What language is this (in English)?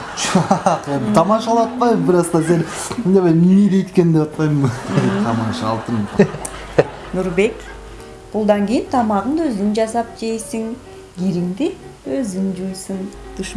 Turkish